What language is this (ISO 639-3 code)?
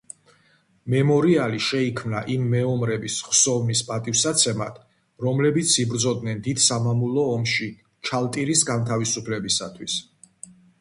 kat